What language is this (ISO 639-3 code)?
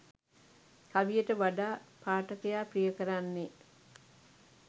sin